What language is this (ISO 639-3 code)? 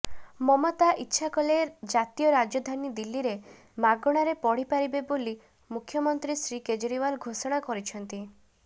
ori